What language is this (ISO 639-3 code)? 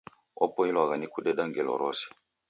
dav